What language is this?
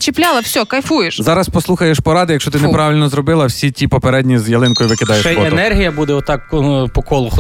Ukrainian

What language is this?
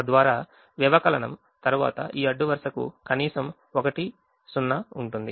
Telugu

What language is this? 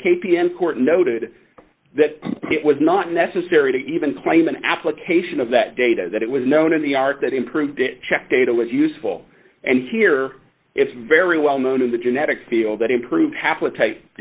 English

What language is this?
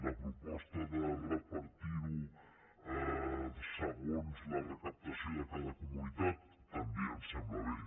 Catalan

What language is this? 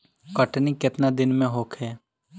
Bhojpuri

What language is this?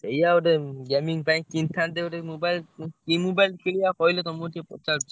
Odia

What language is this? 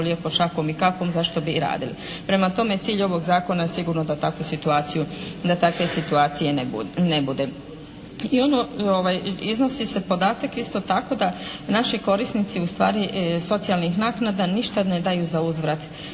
Croatian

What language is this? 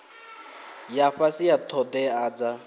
Venda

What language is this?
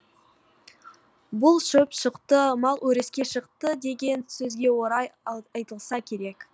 Kazakh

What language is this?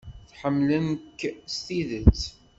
Kabyle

